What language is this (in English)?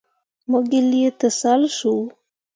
Mundang